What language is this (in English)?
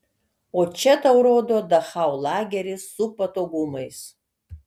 Lithuanian